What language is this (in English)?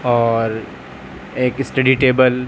Urdu